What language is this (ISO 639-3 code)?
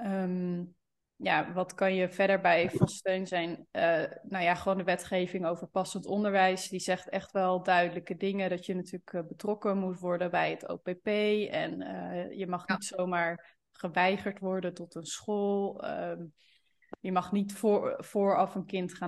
nld